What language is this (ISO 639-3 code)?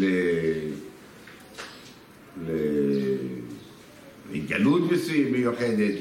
heb